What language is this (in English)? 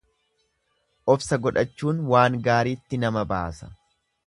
Oromo